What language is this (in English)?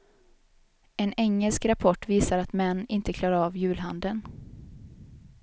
Swedish